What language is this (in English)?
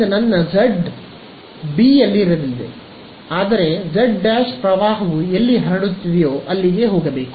Kannada